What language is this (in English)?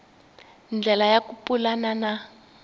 Tsonga